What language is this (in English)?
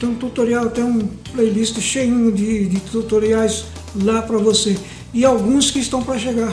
Portuguese